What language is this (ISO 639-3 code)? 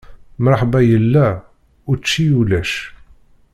kab